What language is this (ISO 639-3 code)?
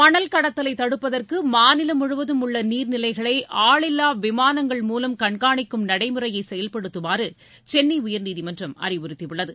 tam